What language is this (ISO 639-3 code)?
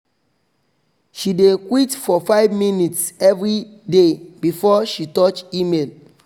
pcm